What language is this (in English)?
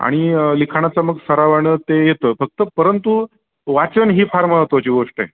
Marathi